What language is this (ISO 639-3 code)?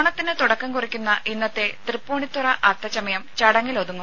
mal